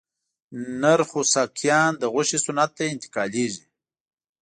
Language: Pashto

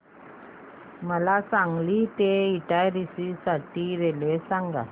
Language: Marathi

